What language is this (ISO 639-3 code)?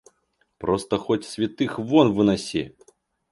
rus